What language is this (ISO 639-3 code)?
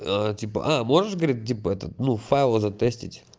rus